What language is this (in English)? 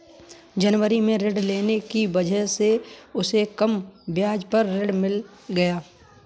Hindi